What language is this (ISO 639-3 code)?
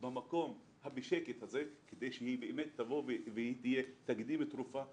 heb